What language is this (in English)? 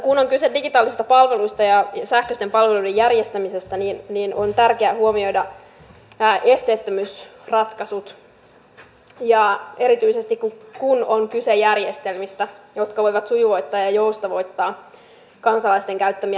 Finnish